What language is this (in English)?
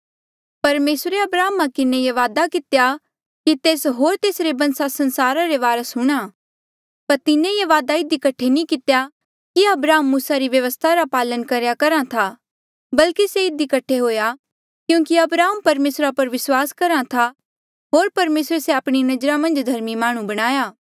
Mandeali